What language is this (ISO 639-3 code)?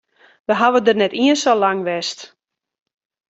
fry